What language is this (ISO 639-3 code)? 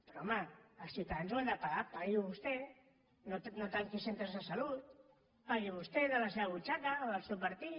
cat